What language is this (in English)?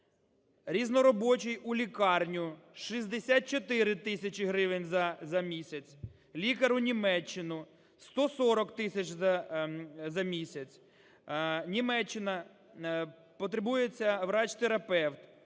Ukrainian